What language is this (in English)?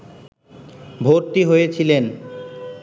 Bangla